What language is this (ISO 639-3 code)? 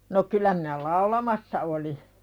fin